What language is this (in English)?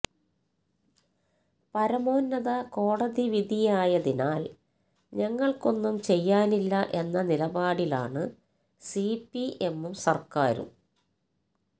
Malayalam